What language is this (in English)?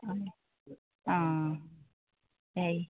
Assamese